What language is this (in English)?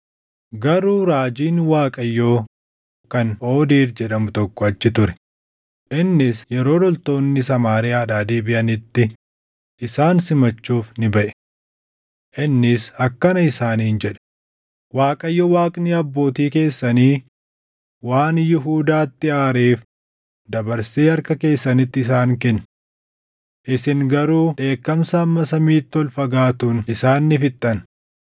Oromo